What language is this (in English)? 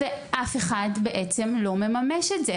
Hebrew